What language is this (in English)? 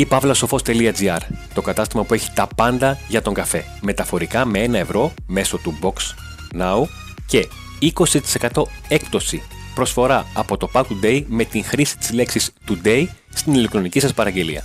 Greek